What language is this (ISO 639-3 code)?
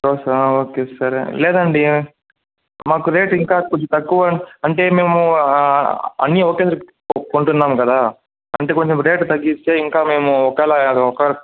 tel